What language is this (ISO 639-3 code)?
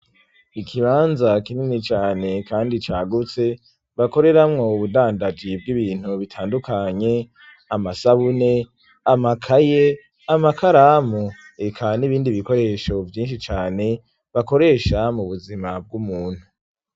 run